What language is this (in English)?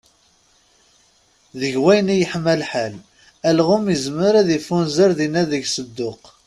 Kabyle